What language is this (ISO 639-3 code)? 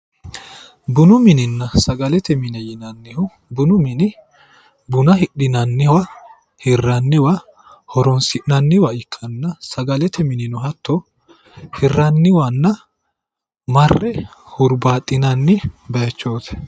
sid